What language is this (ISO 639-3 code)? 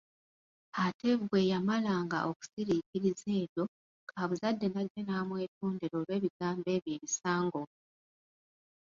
lug